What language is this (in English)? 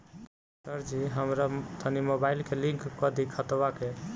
Bhojpuri